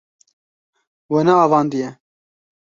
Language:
Kurdish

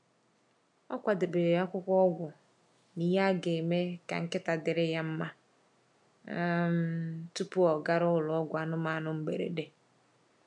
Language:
Igbo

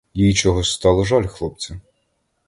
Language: Ukrainian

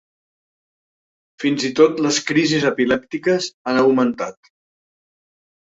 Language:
Catalan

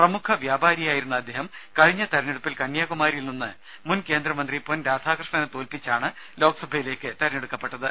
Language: Malayalam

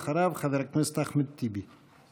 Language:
Hebrew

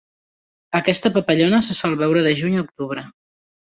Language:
Catalan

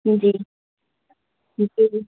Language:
Urdu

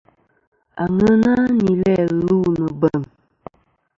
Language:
Kom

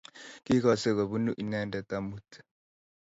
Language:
Kalenjin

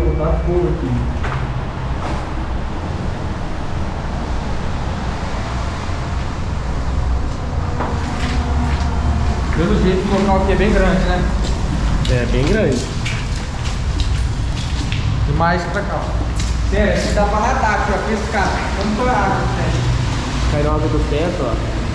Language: Portuguese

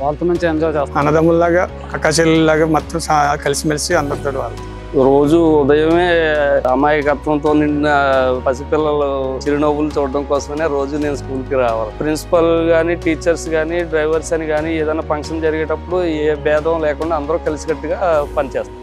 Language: Telugu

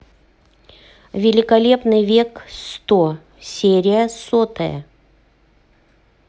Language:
Russian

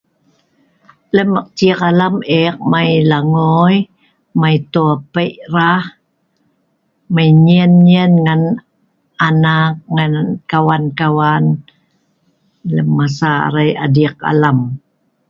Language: Sa'ban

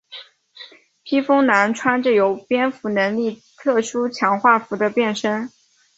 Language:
Chinese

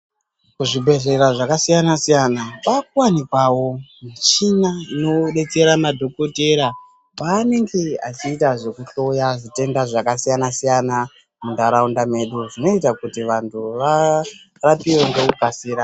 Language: Ndau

